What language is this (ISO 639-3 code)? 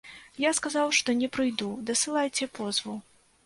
bel